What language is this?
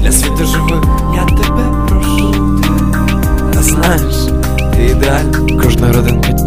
Ukrainian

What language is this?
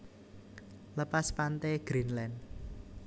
Javanese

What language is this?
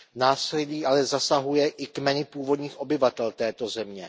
Czech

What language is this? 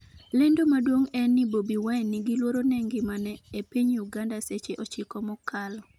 Luo (Kenya and Tanzania)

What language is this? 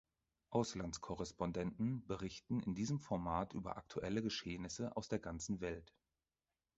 German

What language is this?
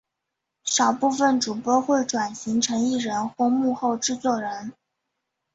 Chinese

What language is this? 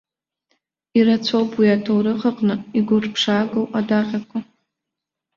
Abkhazian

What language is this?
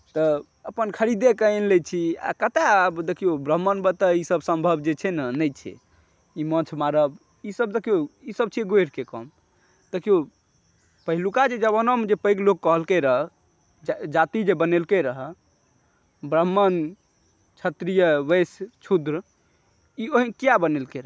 Maithili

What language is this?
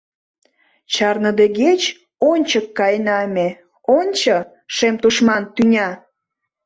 Mari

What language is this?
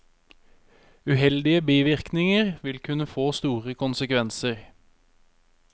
Norwegian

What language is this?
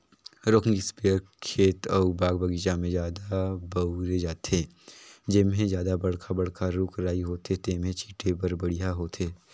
Chhattisgarhi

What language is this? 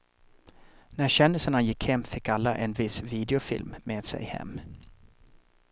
Swedish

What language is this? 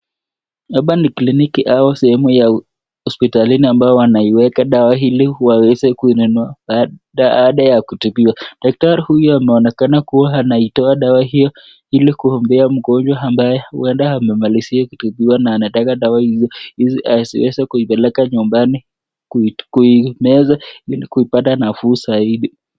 Swahili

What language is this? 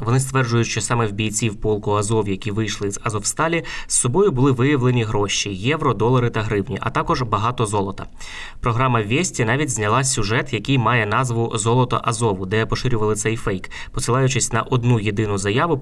Ukrainian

